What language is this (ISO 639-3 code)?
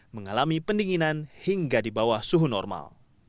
ind